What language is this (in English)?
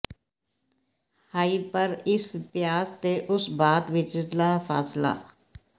Punjabi